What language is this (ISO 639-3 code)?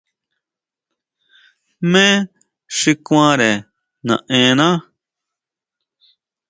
mau